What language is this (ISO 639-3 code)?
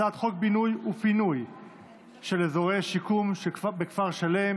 heb